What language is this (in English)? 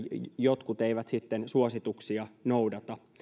Finnish